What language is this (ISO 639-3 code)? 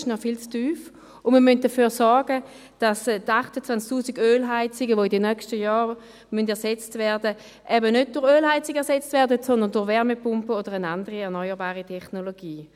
gsw